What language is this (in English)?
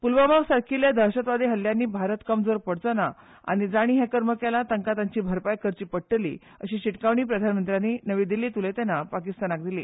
Konkani